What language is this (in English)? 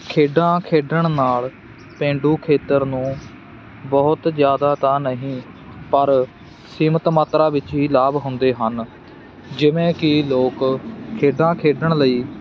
Punjabi